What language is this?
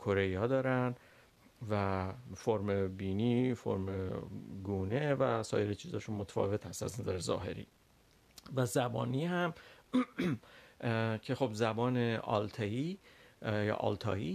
Persian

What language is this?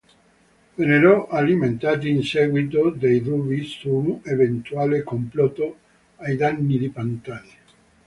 Italian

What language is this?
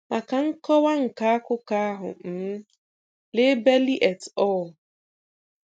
Igbo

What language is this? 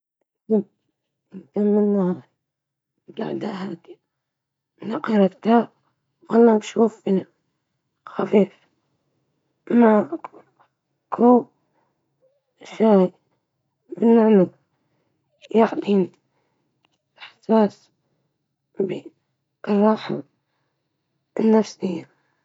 Libyan Arabic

